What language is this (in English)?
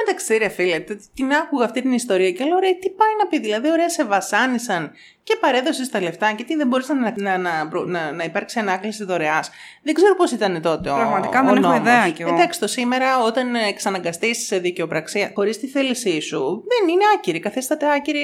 Greek